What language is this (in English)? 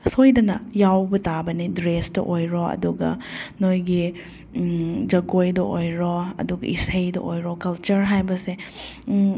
Manipuri